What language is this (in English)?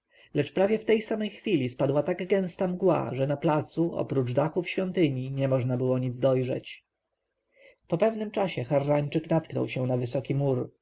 Polish